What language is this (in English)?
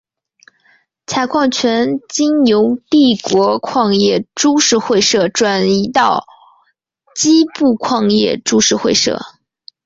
Chinese